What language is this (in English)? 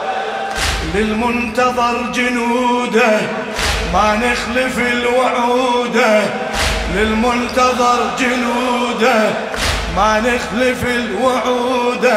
Arabic